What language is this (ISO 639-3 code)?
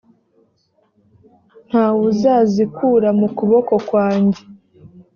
kin